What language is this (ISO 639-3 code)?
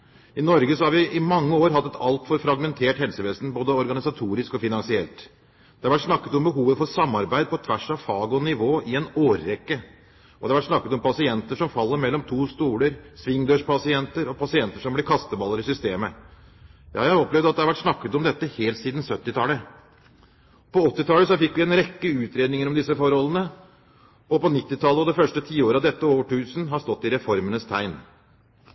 nob